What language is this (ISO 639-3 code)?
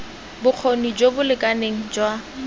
tsn